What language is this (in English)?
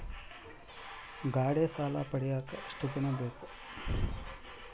Kannada